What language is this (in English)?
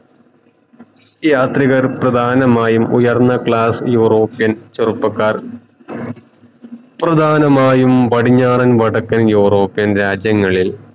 Malayalam